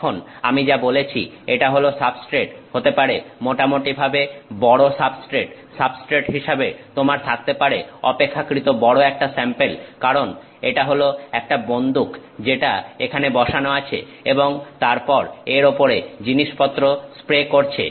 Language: Bangla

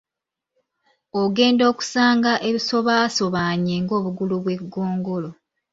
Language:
Ganda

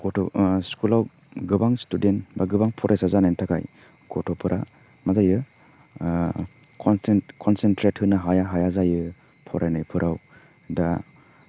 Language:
Bodo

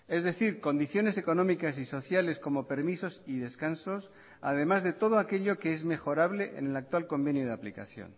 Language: Spanish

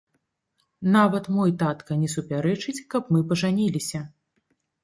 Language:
Belarusian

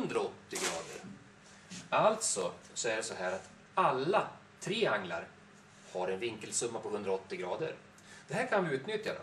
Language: Swedish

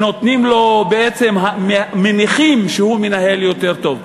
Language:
Hebrew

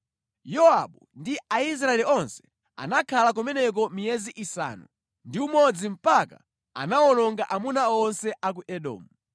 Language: Nyanja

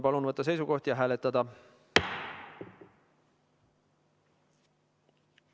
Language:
Estonian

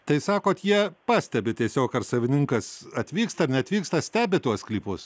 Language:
Lithuanian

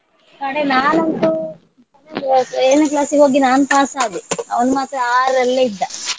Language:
Kannada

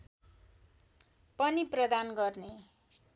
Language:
Nepali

